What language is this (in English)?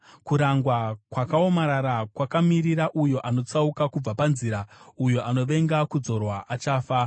Shona